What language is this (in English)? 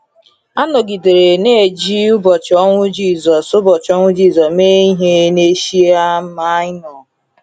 Igbo